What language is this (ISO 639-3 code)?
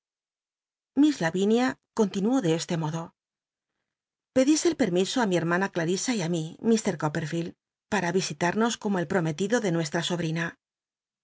spa